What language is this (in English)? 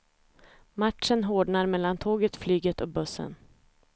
Swedish